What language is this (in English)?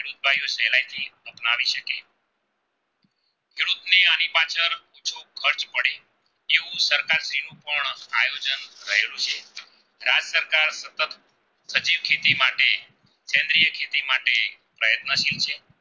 Gujarati